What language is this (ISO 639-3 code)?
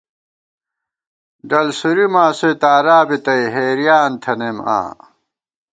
gwt